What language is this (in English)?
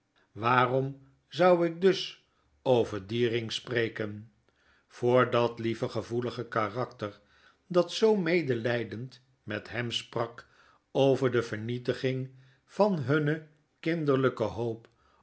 Dutch